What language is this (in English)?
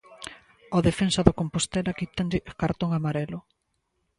Galician